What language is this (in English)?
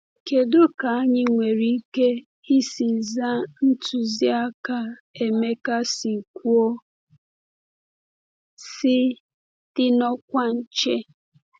Igbo